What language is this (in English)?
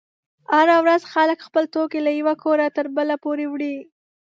Pashto